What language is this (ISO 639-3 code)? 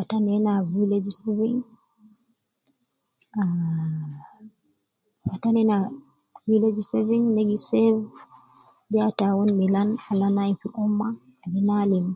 kcn